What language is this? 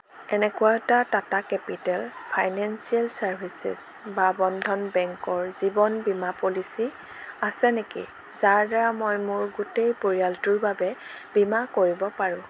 Assamese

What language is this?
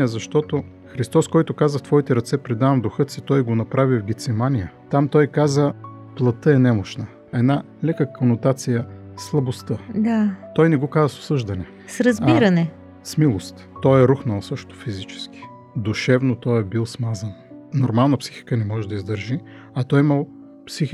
Bulgarian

